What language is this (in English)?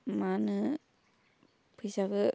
Bodo